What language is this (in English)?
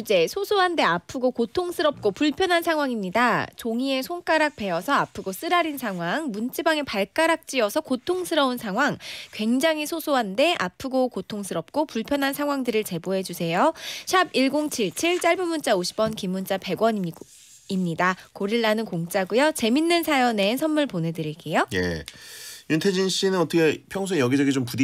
Korean